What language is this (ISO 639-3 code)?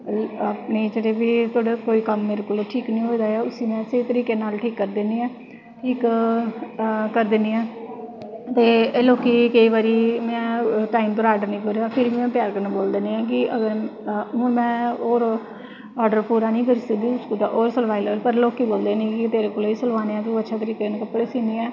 doi